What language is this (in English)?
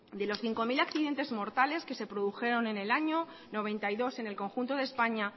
Spanish